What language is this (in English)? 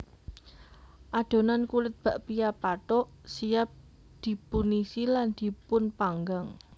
Javanese